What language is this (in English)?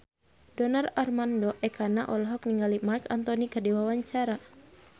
Sundanese